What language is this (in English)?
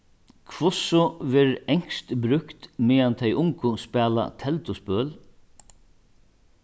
Faroese